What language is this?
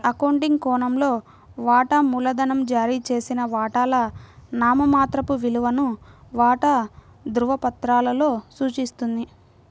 Telugu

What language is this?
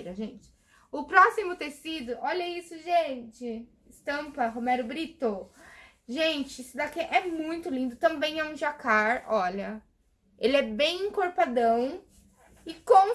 Portuguese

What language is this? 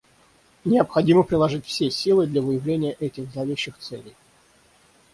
Russian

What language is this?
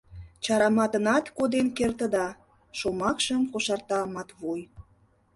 Mari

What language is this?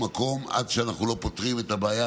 Hebrew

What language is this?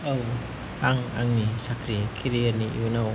Bodo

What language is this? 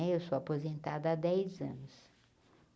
Portuguese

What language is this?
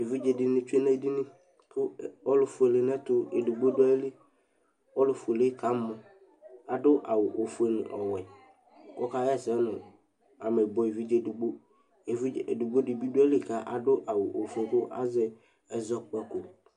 Ikposo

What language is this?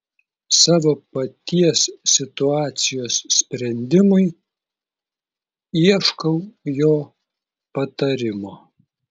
Lithuanian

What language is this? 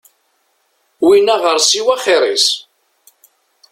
Kabyle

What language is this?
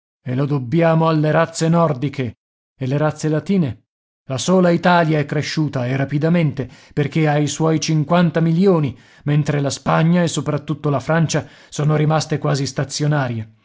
Italian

